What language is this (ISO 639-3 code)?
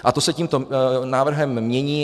ces